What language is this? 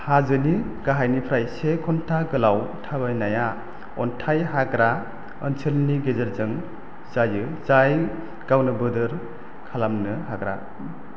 Bodo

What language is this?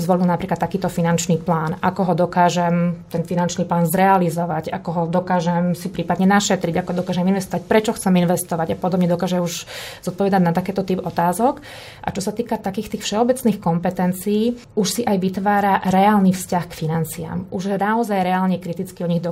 Slovak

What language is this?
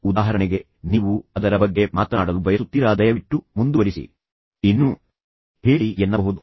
Kannada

